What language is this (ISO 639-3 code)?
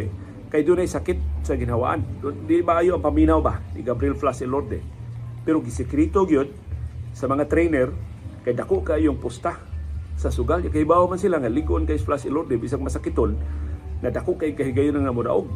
fil